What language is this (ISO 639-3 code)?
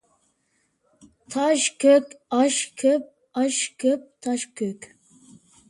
uig